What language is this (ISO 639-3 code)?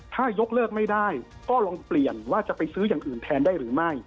tha